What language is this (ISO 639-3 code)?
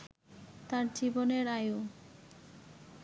ben